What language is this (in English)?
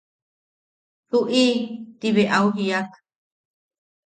Yaqui